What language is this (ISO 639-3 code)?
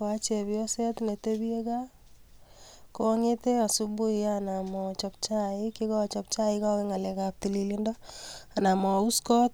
kln